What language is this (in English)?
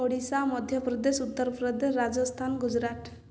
Odia